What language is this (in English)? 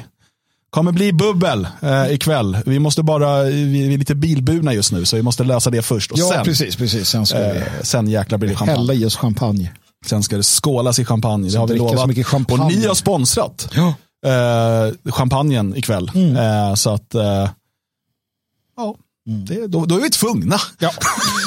Swedish